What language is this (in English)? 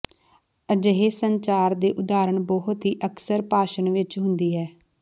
Punjabi